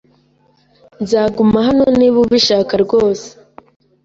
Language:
Kinyarwanda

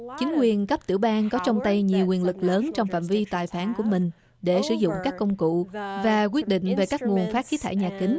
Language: Vietnamese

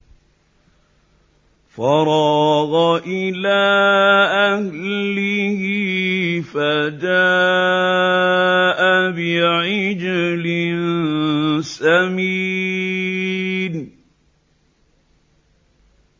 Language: Arabic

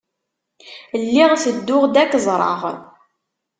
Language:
Kabyle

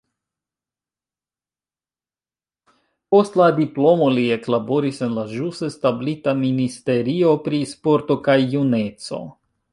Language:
Esperanto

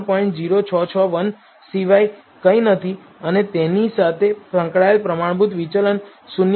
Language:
Gujarati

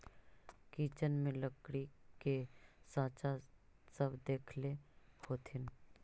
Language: Magahi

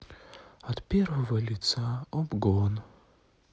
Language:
Russian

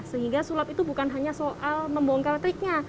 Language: Indonesian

